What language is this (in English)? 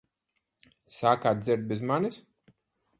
Latvian